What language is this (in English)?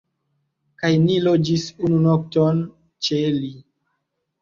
Esperanto